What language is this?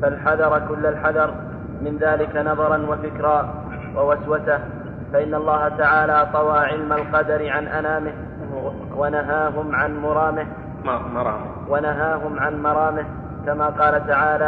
Arabic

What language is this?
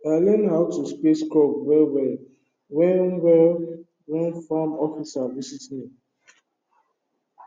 Nigerian Pidgin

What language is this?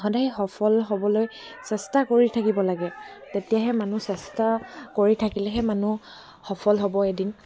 Assamese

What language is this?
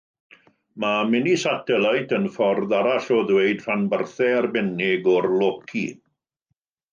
Welsh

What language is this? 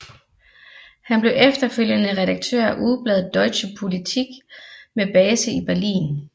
Danish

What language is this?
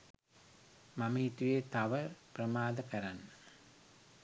Sinhala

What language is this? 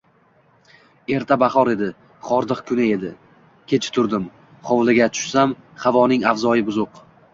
Uzbek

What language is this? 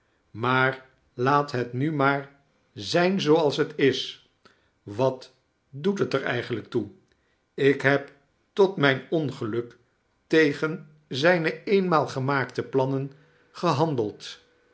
Dutch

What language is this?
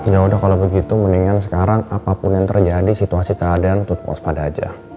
Indonesian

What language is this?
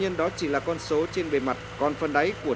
Vietnamese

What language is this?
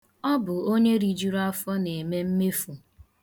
Igbo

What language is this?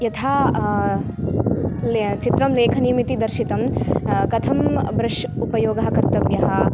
Sanskrit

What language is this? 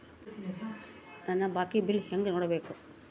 Kannada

